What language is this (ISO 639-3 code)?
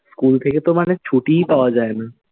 ben